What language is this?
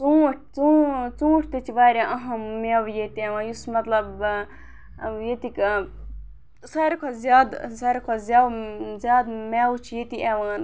Kashmiri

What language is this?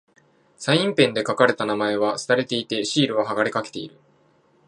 Japanese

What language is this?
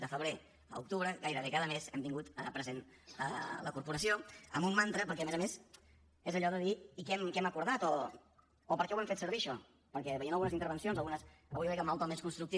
Catalan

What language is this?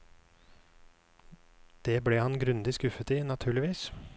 Norwegian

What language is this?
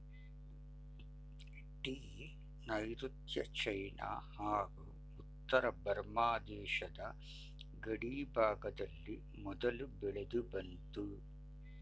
Kannada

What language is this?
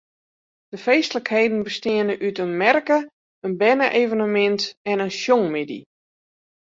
Western Frisian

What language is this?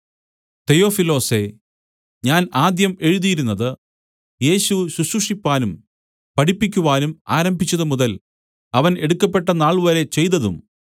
Malayalam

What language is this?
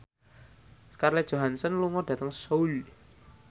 Javanese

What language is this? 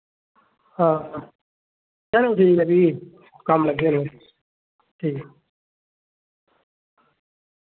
Dogri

